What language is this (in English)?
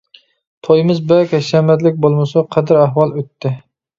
Uyghur